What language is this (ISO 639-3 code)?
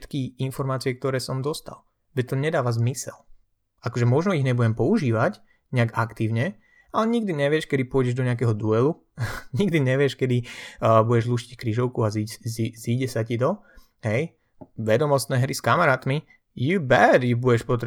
slk